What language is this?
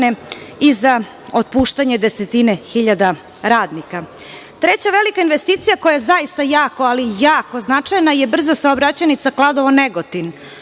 Serbian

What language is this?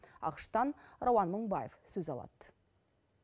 Kazakh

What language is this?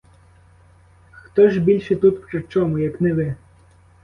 Ukrainian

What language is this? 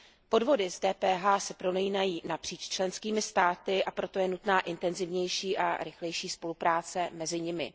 Czech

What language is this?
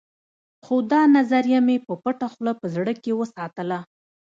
Pashto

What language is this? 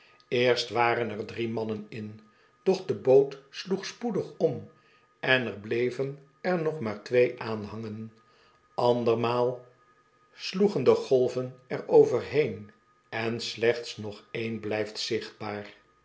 Dutch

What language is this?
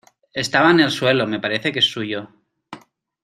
Spanish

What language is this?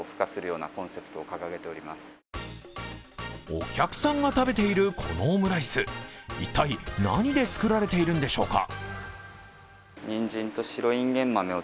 Japanese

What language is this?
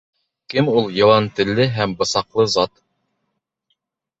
Bashkir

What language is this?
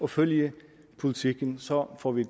Danish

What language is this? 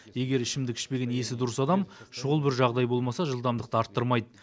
Kazakh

